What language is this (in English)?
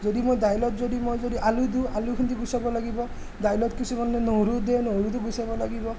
Assamese